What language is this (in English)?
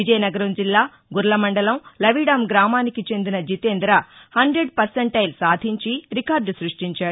Telugu